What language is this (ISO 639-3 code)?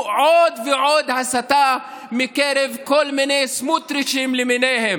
heb